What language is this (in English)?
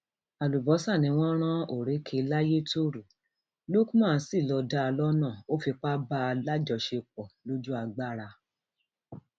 Yoruba